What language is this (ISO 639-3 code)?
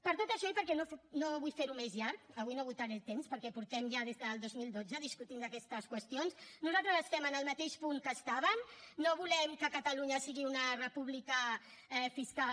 cat